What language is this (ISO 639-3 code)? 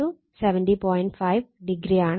mal